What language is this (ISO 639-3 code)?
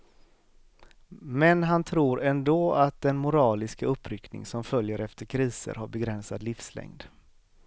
swe